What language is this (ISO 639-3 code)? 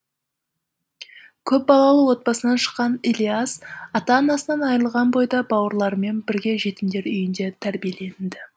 kaz